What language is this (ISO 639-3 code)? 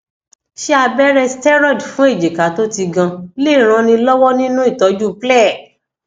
yor